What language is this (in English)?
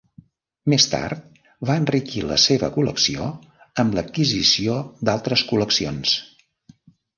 Catalan